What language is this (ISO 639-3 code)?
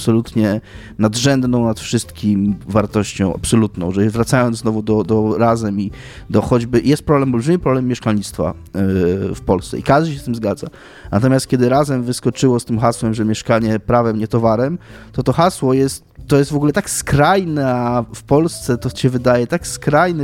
pol